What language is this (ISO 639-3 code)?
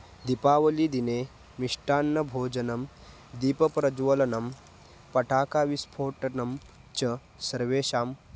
san